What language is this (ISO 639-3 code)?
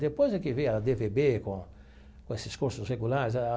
por